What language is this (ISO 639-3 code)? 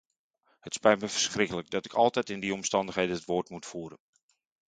nld